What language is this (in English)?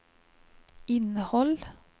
Swedish